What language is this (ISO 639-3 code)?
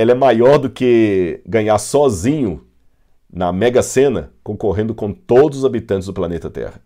por